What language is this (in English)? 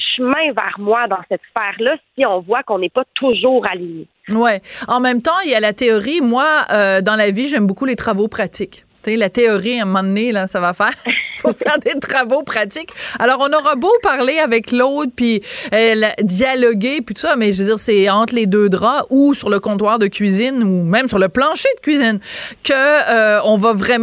French